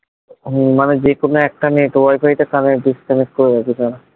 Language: Bangla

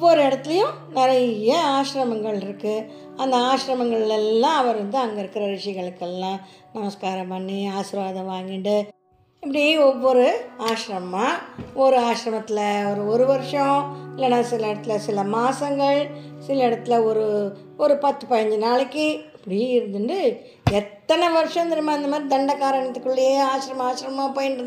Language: Tamil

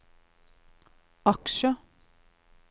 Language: Norwegian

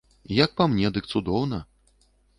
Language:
Belarusian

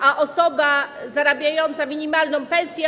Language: Polish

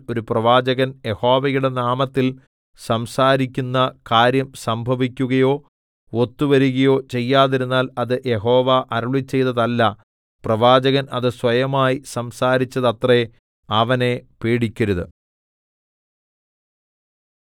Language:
Malayalam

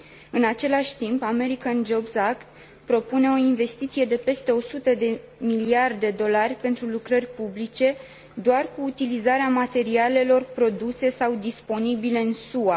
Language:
Romanian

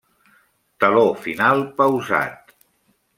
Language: Catalan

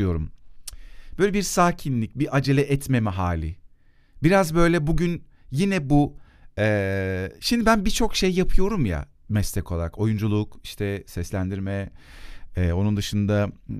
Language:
Turkish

